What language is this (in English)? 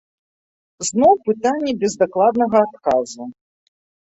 Belarusian